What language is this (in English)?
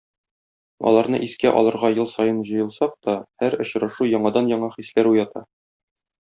Tatar